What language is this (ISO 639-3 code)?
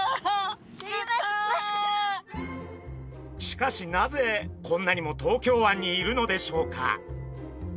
jpn